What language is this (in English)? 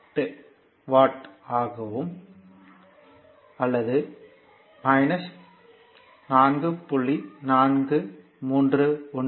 Tamil